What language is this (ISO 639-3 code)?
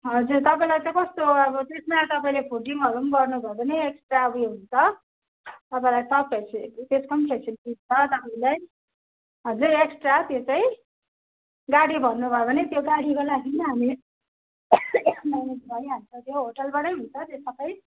nep